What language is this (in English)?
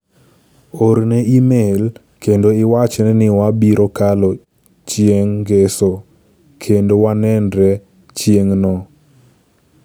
Luo (Kenya and Tanzania)